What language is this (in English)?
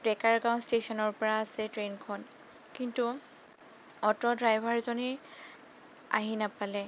Assamese